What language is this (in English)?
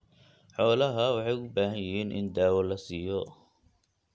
Somali